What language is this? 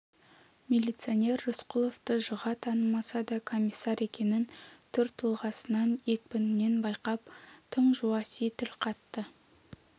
Kazakh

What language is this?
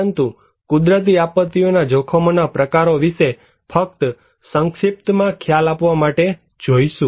Gujarati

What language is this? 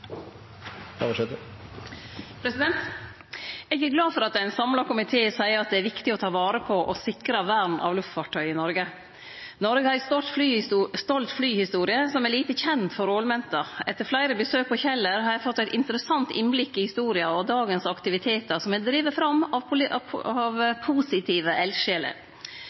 Norwegian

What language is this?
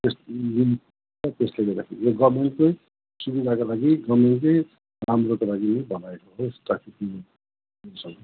Nepali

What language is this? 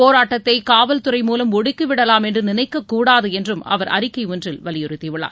Tamil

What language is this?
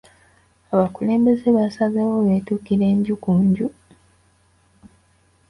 Ganda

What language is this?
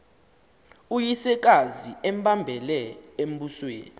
Xhosa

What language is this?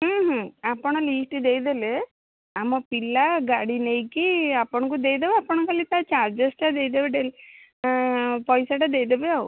Odia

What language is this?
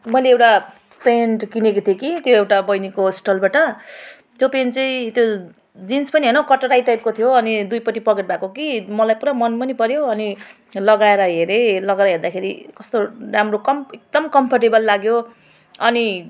Nepali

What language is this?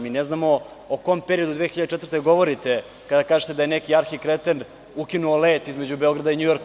Serbian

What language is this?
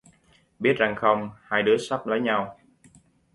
Vietnamese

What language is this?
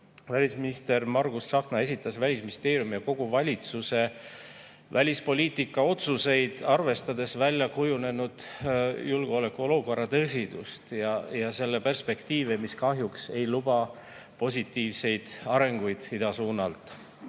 Estonian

